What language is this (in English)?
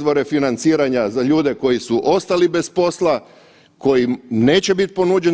Croatian